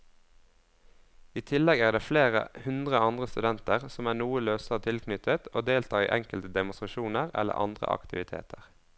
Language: Norwegian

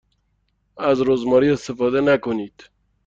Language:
Persian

